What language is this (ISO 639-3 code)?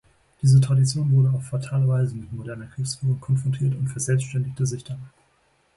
deu